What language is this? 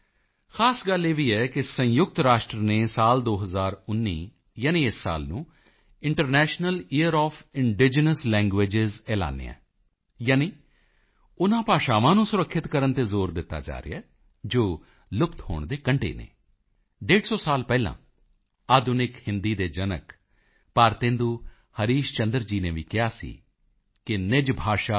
Punjabi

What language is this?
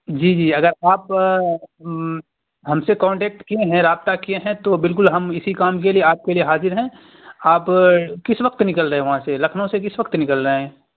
Urdu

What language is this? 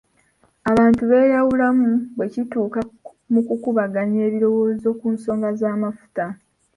Ganda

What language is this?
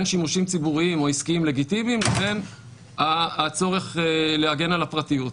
Hebrew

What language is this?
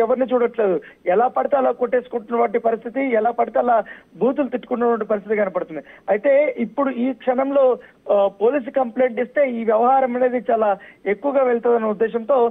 Telugu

